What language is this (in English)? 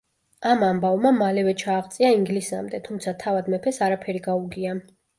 Georgian